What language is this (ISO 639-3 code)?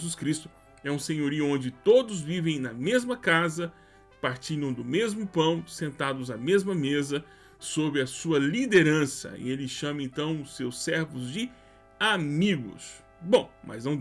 por